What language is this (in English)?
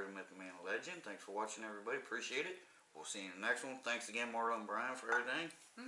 English